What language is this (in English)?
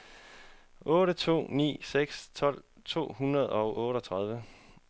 Danish